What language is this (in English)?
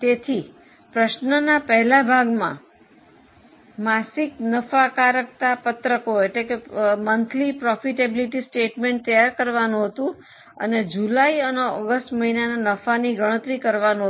Gujarati